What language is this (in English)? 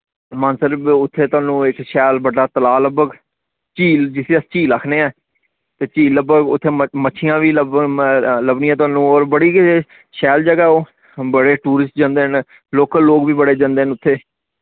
Dogri